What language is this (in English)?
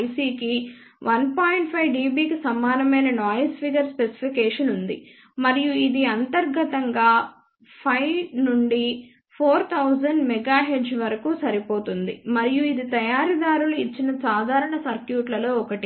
Telugu